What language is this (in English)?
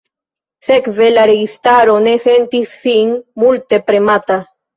Esperanto